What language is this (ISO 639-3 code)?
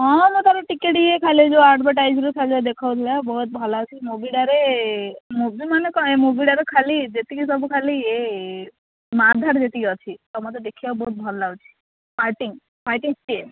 ori